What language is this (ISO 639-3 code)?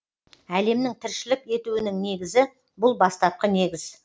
kaz